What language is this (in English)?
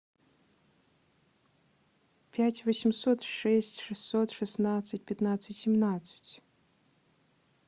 Russian